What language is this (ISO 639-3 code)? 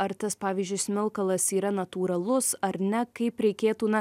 lit